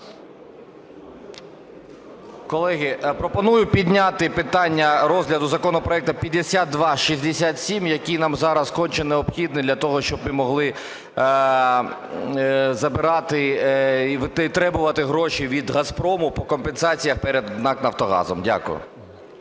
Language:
Ukrainian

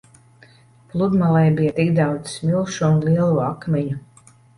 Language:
Latvian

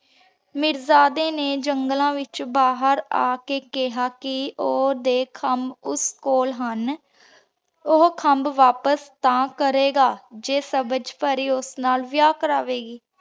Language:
Punjabi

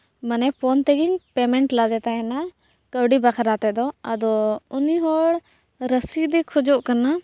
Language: Santali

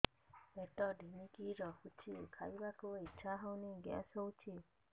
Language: Odia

